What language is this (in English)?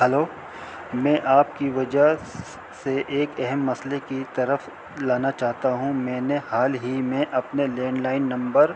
Urdu